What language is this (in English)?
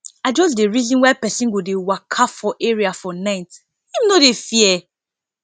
Nigerian Pidgin